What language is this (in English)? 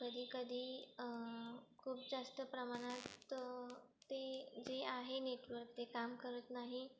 Marathi